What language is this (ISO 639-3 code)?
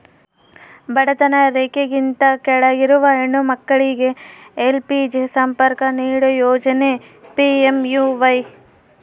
kan